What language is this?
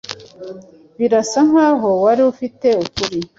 Kinyarwanda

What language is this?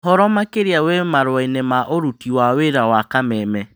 Kikuyu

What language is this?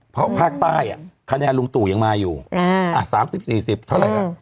Thai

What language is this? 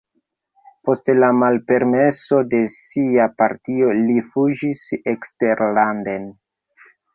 Esperanto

